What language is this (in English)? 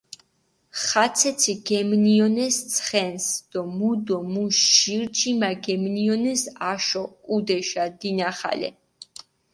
Mingrelian